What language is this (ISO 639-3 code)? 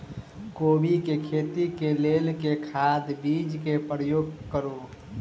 mai